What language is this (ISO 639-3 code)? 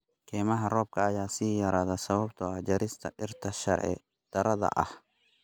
som